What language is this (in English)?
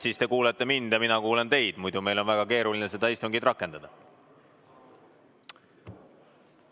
Estonian